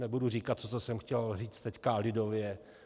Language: Czech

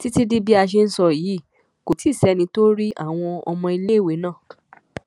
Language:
Yoruba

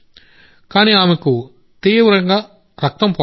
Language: Telugu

